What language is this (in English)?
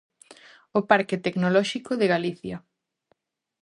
Galician